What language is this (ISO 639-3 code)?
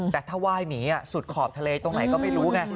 tha